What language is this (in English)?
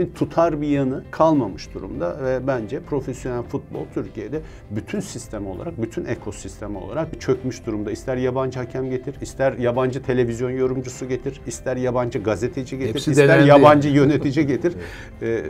Turkish